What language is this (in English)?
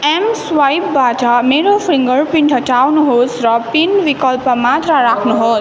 Nepali